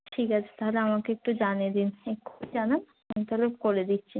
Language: Bangla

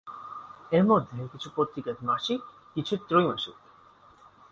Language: Bangla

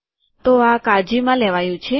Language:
Gujarati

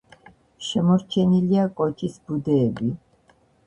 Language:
Georgian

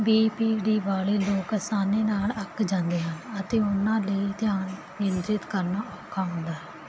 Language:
Punjabi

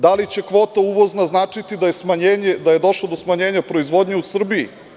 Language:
Serbian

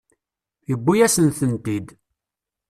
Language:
Kabyle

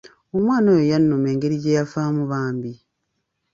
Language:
Ganda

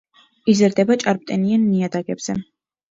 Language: Georgian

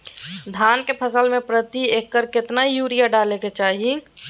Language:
Magahi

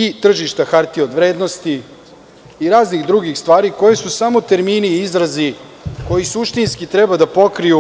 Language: Serbian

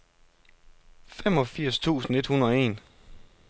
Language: Danish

